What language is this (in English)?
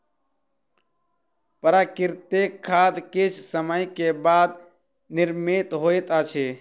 Maithili